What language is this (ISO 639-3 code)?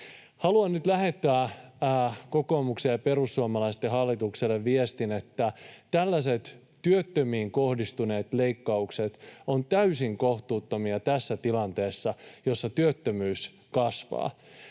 fin